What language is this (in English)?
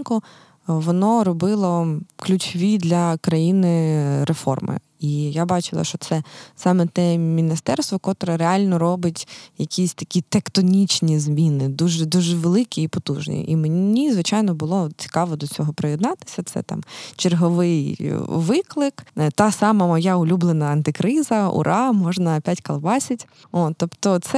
Ukrainian